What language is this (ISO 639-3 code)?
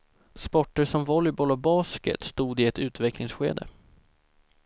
swe